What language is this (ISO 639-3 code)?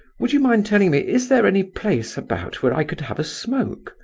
eng